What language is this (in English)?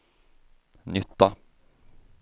Swedish